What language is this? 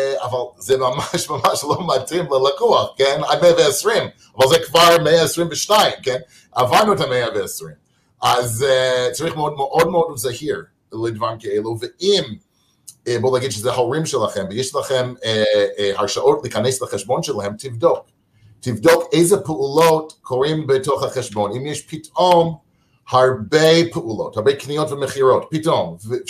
Hebrew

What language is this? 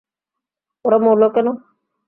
Bangla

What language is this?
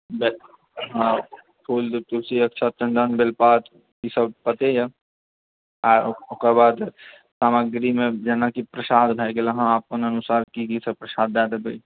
Maithili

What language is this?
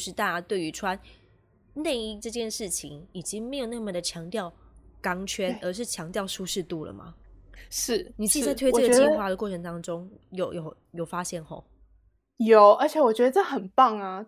Chinese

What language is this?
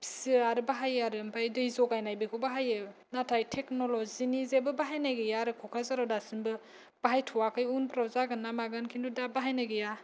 Bodo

